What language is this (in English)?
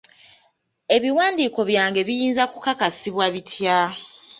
Ganda